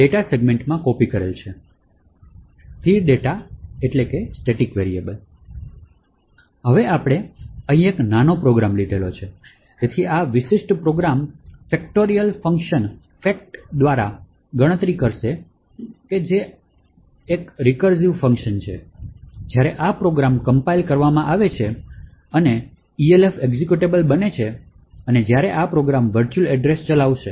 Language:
Gujarati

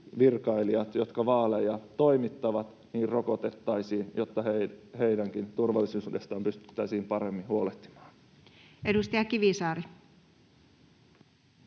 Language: Finnish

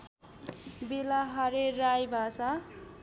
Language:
Nepali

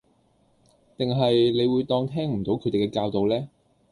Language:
Cantonese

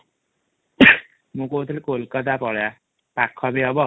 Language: Odia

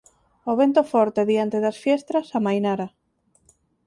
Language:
Galician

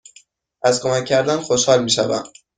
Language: Persian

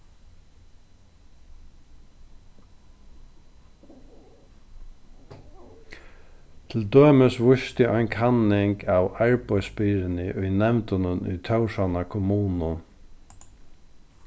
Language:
Faroese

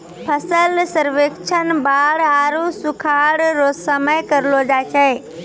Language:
Maithili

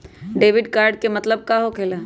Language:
Magahi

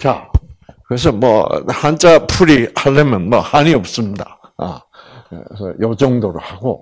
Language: Korean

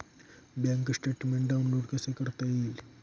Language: Marathi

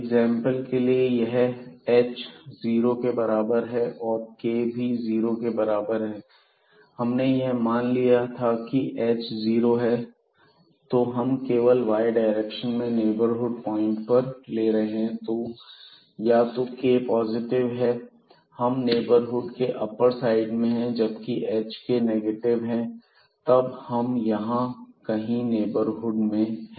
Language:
Hindi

